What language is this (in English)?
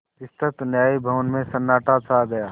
Hindi